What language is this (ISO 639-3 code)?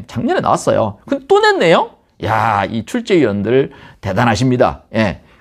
kor